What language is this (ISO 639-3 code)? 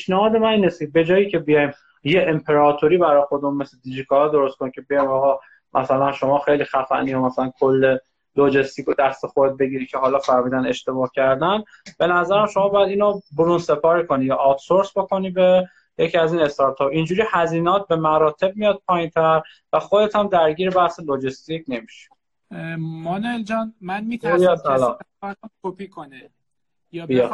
fas